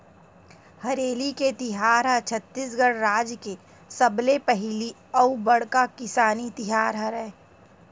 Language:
Chhattisgarhi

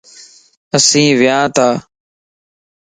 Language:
Lasi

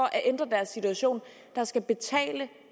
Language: Danish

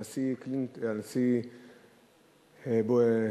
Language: Hebrew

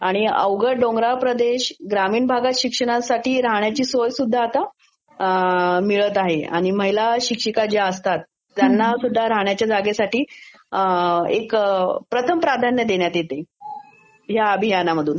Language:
Marathi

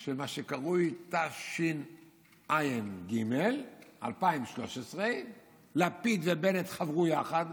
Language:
Hebrew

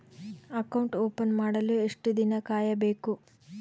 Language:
Kannada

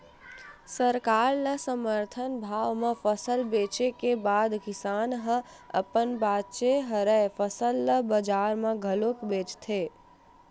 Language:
Chhattisgarhi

